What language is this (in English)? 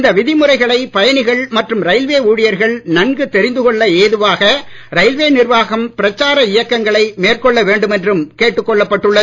Tamil